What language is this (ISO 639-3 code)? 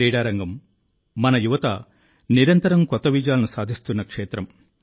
tel